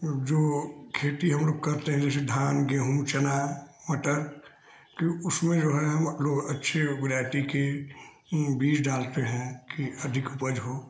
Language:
Hindi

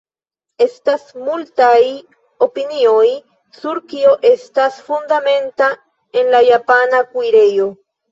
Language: Esperanto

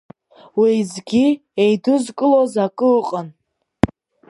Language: Abkhazian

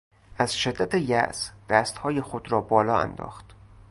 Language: Persian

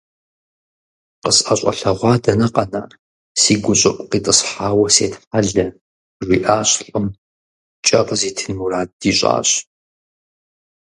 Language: Kabardian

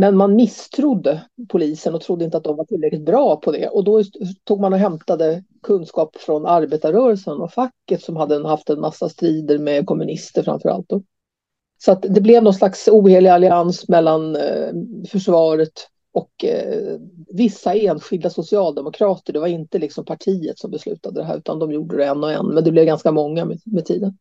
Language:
Swedish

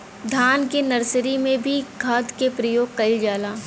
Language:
Bhojpuri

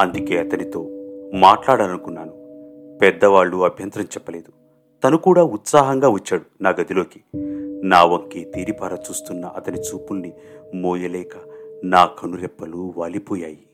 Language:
Telugu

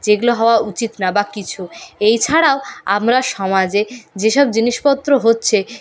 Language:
Bangla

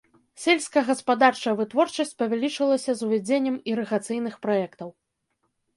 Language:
Belarusian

